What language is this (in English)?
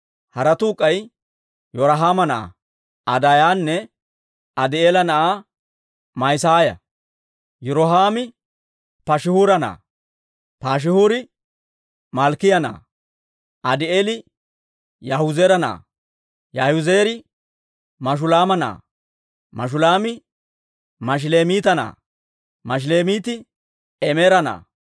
Dawro